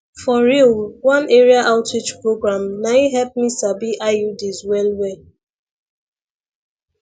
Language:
Nigerian Pidgin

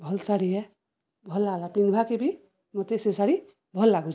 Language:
Odia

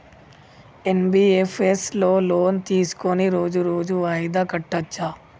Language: Telugu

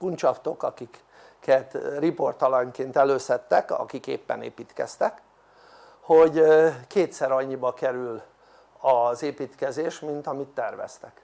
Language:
Hungarian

